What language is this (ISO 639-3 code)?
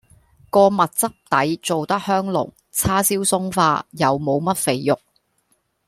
yue